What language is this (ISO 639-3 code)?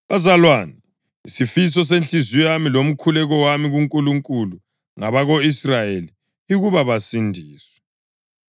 nde